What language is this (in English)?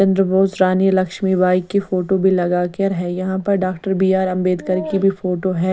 Hindi